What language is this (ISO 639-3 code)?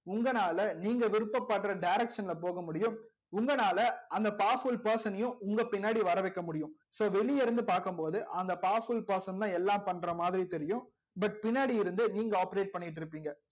tam